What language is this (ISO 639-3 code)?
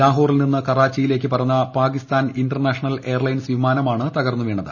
mal